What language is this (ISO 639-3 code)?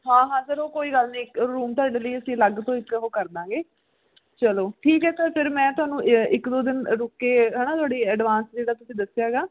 pan